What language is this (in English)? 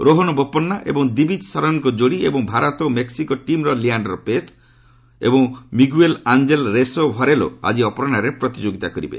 Odia